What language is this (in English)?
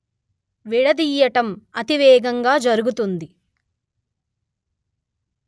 Telugu